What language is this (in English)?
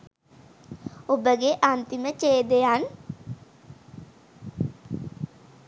Sinhala